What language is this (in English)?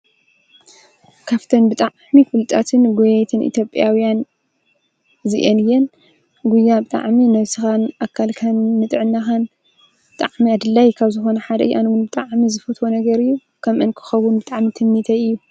Tigrinya